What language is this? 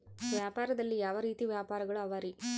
Kannada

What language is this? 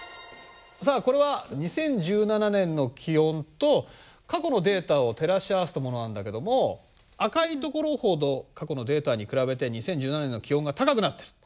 Japanese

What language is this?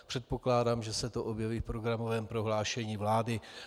Czech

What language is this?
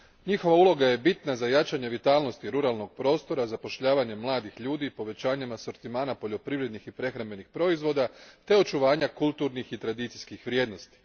Croatian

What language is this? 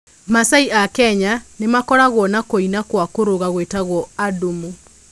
Kikuyu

